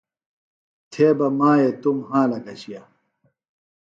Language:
Phalura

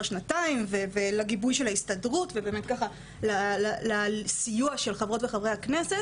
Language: Hebrew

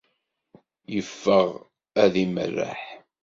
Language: Kabyle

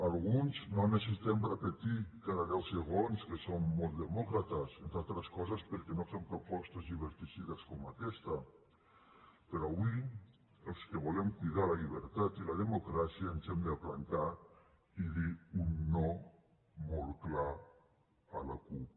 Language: Catalan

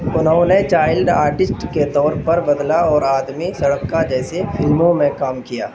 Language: Urdu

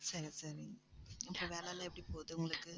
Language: Tamil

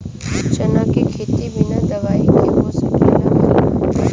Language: Bhojpuri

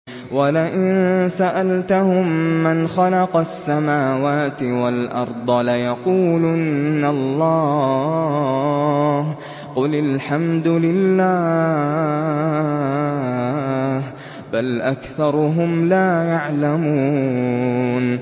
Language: Arabic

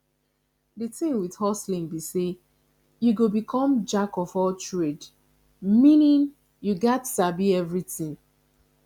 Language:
Nigerian Pidgin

